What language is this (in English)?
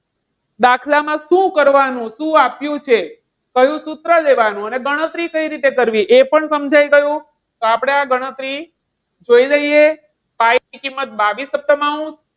Gujarati